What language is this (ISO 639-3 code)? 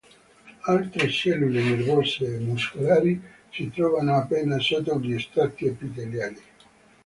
ita